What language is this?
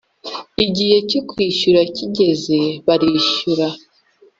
Kinyarwanda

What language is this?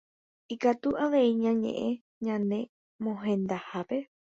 Guarani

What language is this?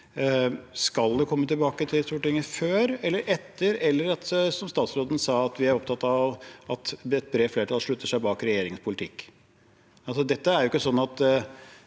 Norwegian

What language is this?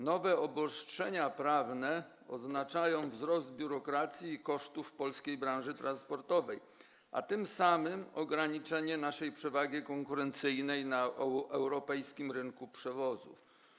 Polish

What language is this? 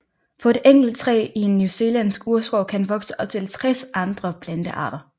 Danish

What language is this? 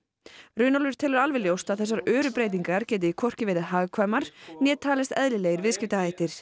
Icelandic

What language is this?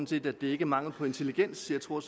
Danish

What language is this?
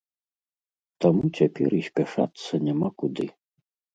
Belarusian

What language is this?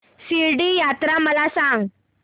Marathi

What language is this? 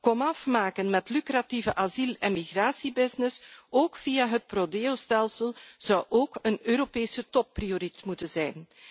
Dutch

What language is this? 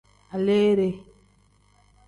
Tem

